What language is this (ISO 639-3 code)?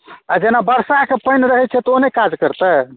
mai